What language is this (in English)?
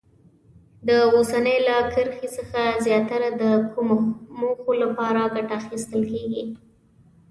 Pashto